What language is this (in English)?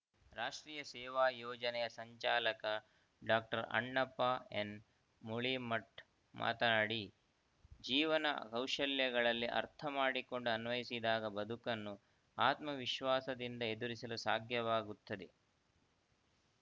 Kannada